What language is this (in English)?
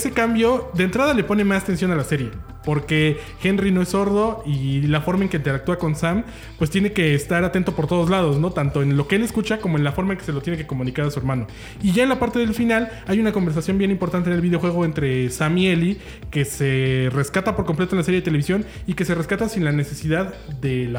Spanish